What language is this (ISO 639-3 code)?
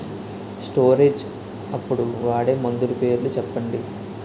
tel